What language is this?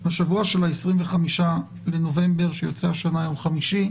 Hebrew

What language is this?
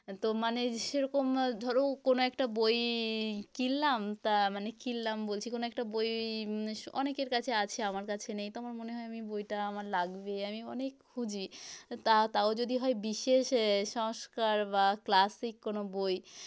Bangla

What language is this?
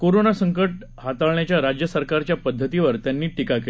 Marathi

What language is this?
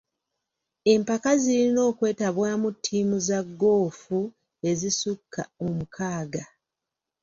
Ganda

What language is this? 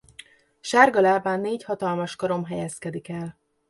Hungarian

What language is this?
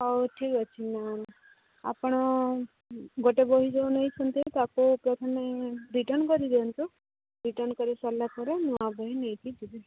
Odia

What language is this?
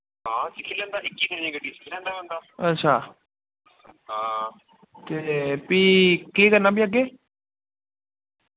Dogri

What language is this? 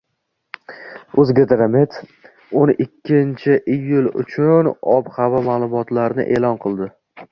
Uzbek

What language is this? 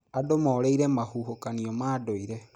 Kikuyu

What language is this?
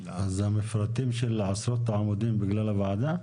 Hebrew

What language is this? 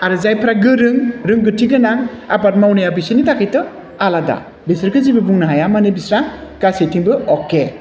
Bodo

